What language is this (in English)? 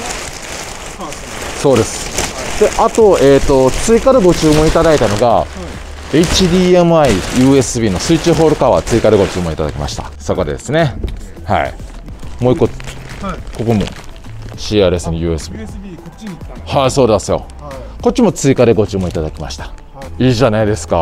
Japanese